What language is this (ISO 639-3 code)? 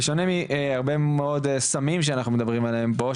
heb